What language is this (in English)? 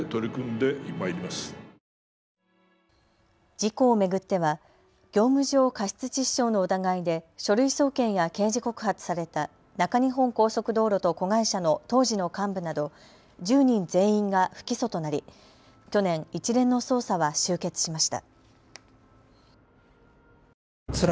Japanese